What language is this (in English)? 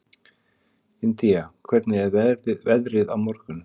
Icelandic